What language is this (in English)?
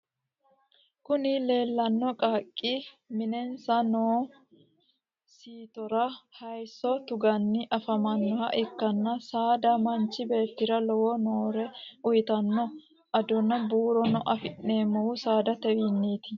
Sidamo